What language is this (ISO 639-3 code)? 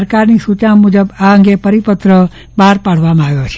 guj